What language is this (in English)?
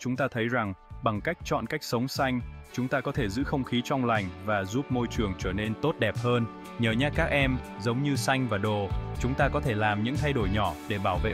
Vietnamese